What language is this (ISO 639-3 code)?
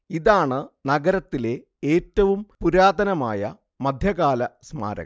mal